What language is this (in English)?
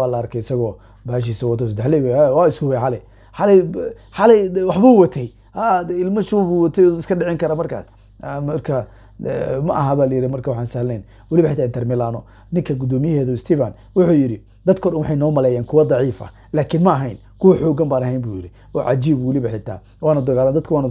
Arabic